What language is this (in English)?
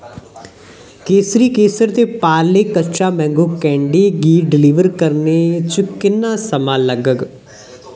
Dogri